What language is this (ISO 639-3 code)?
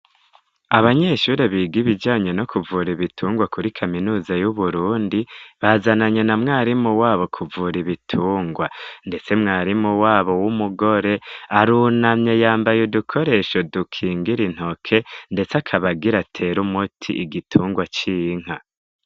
run